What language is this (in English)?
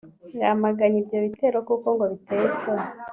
Kinyarwanda